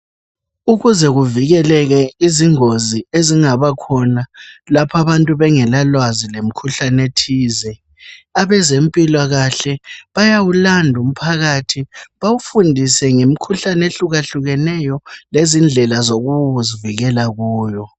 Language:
North Ndebele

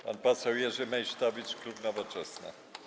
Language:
Polish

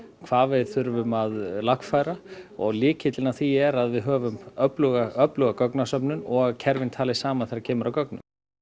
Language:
Icelandic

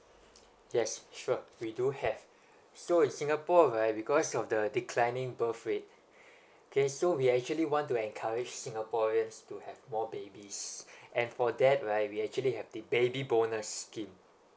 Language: English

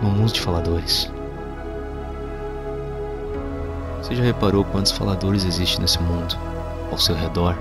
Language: Portuguese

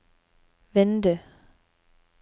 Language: Norwegian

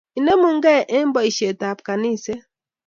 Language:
Kalenjin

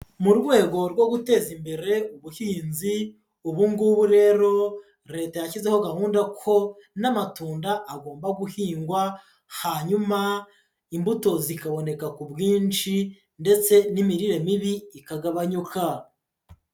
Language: Kinyarwanda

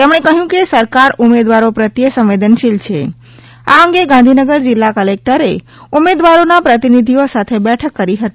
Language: Gujarati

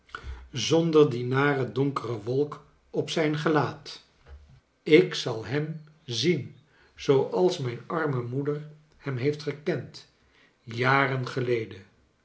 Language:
Dutch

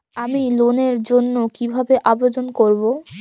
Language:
Bangla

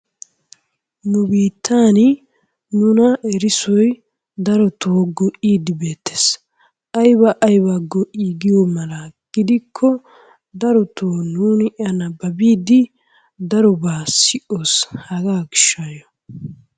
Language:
Wolaytta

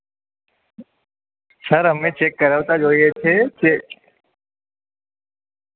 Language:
Gujarati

